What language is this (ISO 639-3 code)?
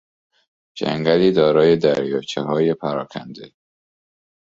fas